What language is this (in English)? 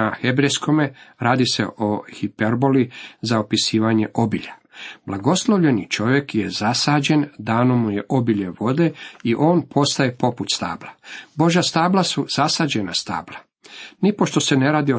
Croatian